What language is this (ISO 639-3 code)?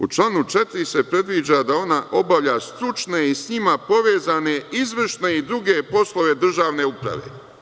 srp